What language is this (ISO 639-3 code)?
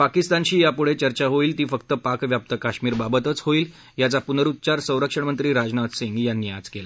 mar